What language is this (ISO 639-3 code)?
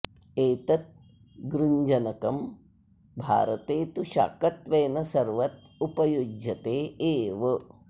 san